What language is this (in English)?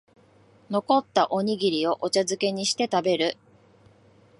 Japanese